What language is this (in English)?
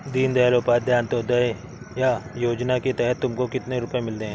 Hindi